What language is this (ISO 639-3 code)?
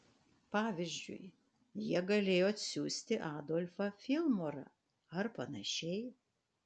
lit